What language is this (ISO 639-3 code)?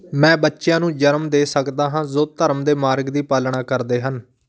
pan